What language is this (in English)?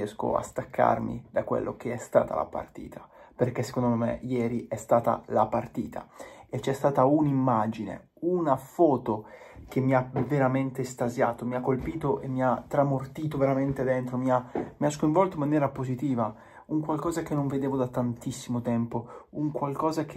Italian